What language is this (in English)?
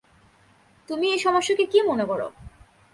Bangla